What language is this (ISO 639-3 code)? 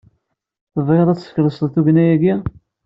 kab